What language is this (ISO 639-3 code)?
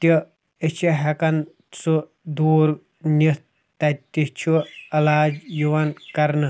kas